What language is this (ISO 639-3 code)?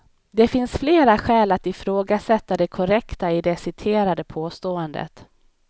swe